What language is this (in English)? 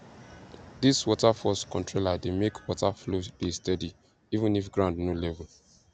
Nigerian Pidgin